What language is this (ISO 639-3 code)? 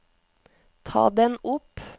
nor